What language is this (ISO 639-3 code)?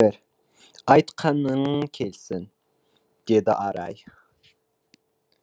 kaz